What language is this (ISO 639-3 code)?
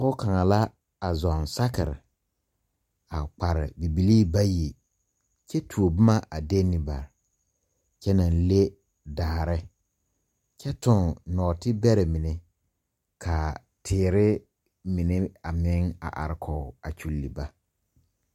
dga